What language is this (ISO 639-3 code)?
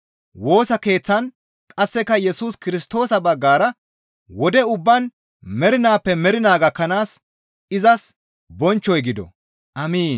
gmv